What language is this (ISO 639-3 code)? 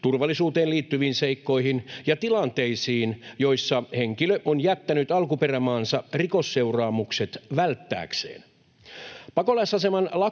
fin